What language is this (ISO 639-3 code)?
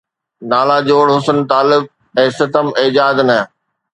snd